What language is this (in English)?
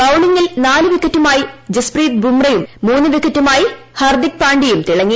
Malayalam